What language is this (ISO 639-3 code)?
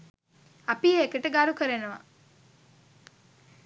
sin